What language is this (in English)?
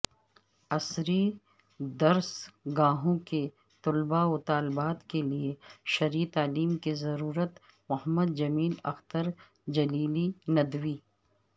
Urdu